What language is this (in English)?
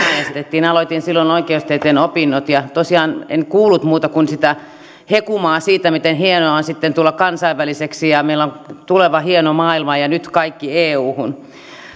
Finnish